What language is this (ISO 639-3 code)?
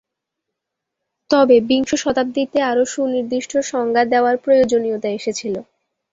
ben